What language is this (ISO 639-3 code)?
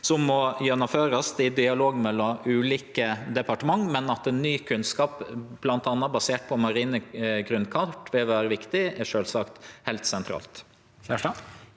nor